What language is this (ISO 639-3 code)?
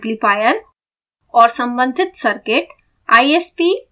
hin